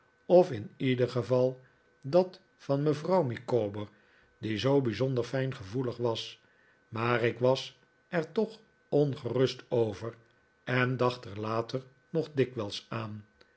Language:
Dutch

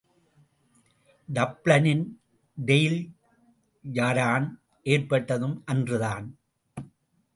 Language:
Tamil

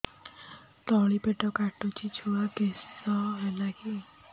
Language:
Odia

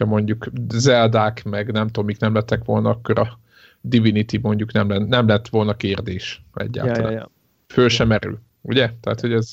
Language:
Hungarian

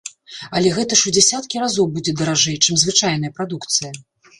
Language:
Belarusian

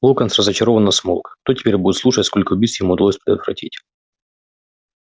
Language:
Russian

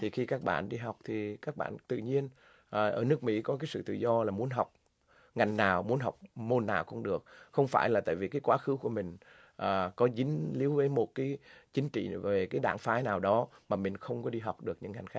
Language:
Vietnamese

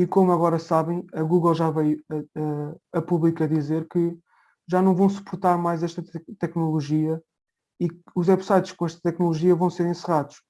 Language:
Portuguese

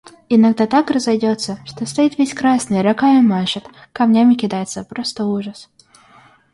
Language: Russian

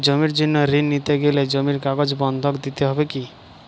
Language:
Bangla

